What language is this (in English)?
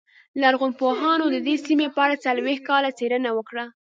Pashto